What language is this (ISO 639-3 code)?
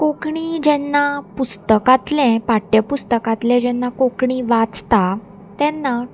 kok